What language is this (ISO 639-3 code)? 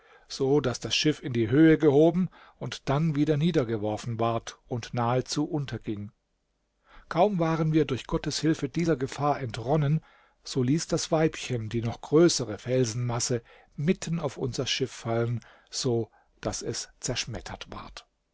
deu